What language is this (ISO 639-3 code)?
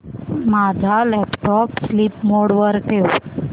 mar